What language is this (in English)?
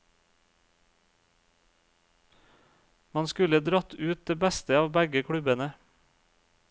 Norwegian